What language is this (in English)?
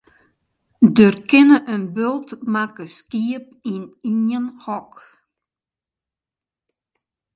Western Frisian